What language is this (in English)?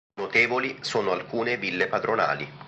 Italian